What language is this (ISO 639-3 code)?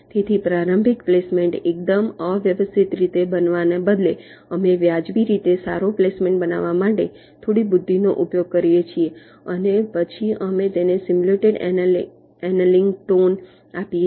guj